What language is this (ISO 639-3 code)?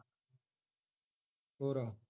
pan